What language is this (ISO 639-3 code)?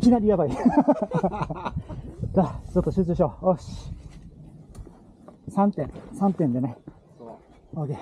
jpn